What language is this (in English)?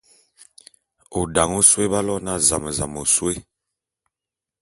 Bulu